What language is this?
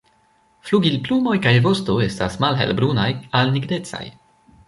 Esperanto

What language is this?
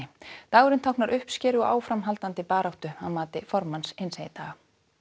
Icelandic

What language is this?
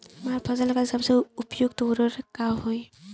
Bhojpuri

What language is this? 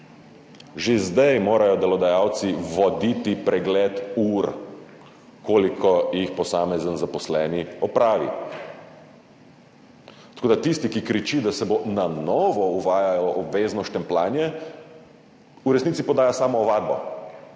Slovenian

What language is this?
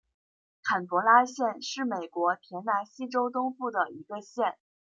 Chinese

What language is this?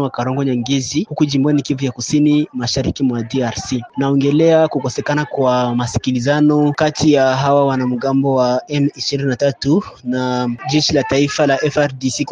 Swahili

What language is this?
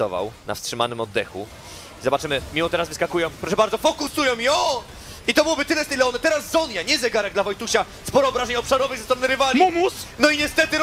Polish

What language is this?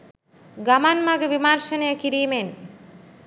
Sinhala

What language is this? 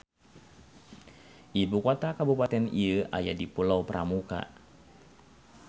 Sundanese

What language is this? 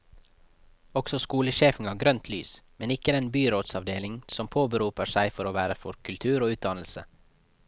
Norwegian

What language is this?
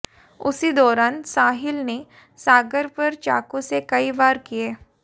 Hindi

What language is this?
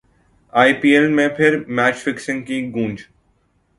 Urdu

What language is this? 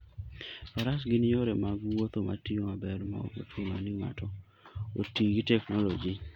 Luo (Kenya and Tanzania)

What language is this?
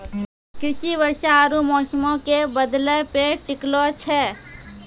Maithili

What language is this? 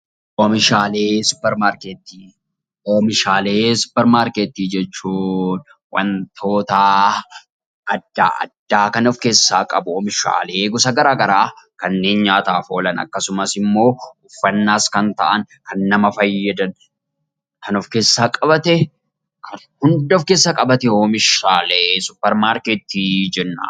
Oromo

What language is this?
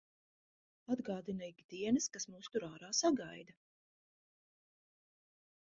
Latvian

